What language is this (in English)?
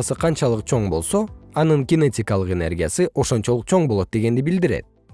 Kyrgyz